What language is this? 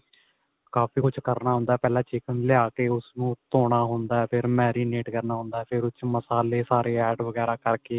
Punjabi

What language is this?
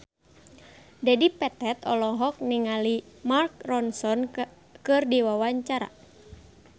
Sundanese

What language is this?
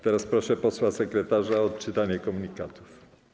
Polish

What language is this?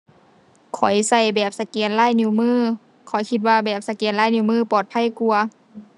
Thai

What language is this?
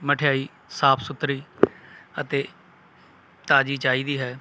Punjabi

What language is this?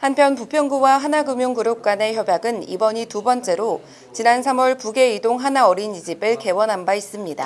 Korean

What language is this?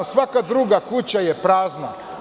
Serbian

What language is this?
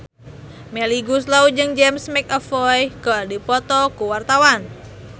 Sundanese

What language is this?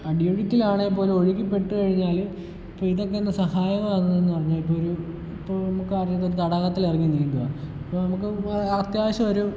Malayalam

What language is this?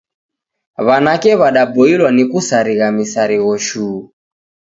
Taita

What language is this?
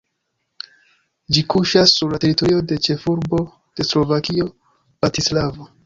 Esperanto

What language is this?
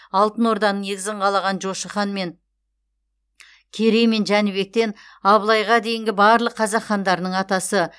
Kazakh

